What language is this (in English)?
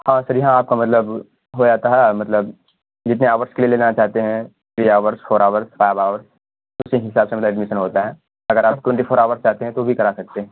Urdu